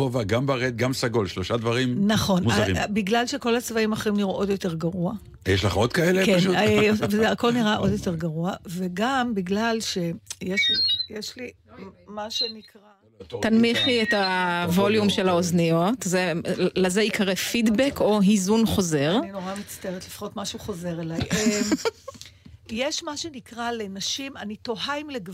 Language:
Hebrew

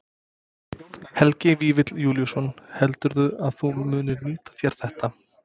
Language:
Icelandic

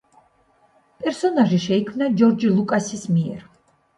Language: Georgian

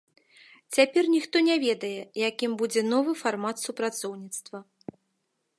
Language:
Belarusian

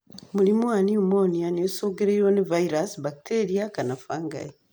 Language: Kikuyu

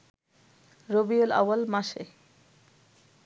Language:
Bangla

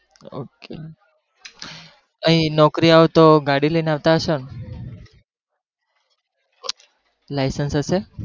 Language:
Gujarati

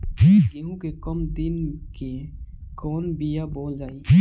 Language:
Bhojpuri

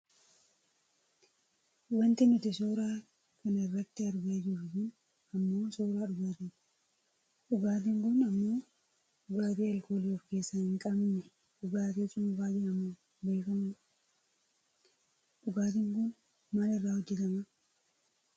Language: Oromo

